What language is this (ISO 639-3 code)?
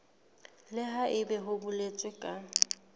sot